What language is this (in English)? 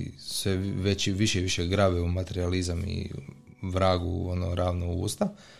Croatian